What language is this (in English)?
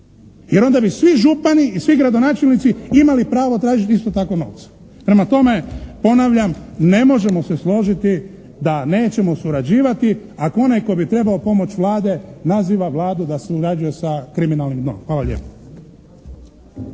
Croatian